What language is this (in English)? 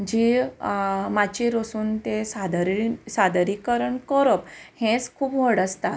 Konkani